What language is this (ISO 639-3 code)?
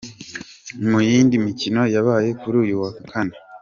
kin